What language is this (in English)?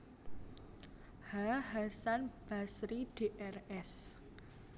Javanese